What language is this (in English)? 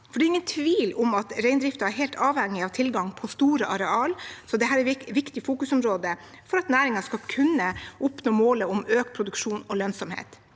Norwegian